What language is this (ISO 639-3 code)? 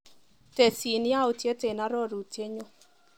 kln